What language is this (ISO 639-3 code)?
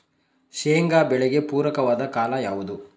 kan